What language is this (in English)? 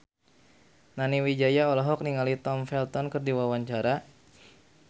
Sundanese